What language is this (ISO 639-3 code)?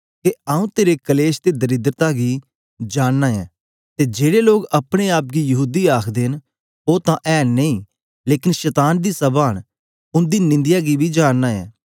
doi